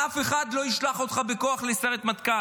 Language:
Hebrew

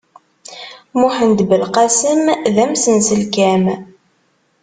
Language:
Kabyle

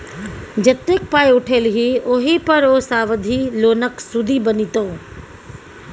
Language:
Maithili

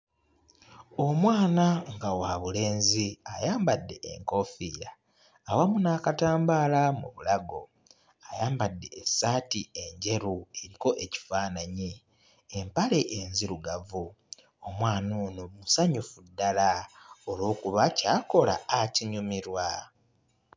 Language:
Ganda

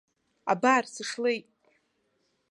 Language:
Abkhazian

